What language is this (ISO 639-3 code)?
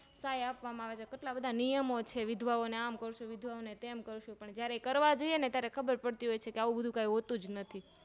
guj